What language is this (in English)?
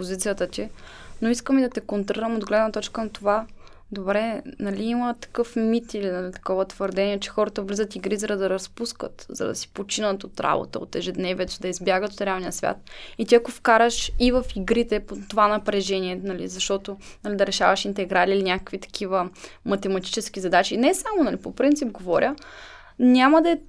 Bulgarian